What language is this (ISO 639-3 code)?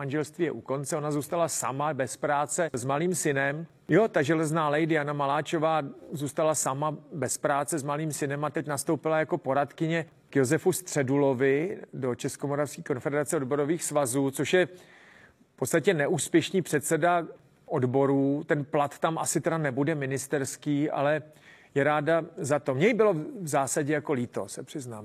ces